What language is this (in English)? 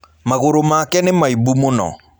Kikuyu